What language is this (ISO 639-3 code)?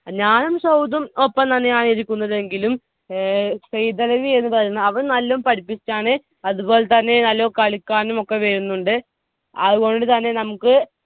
mal